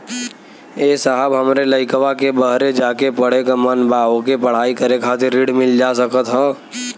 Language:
Bhojpuri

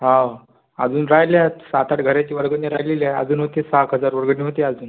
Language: Marathi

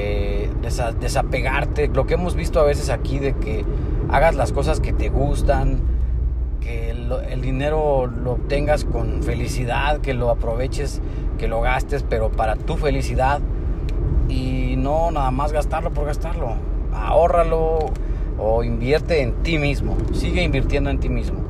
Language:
Spanish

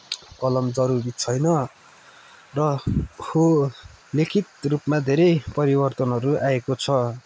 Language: Nepali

